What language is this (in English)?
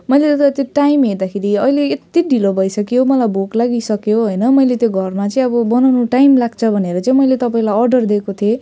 Nepali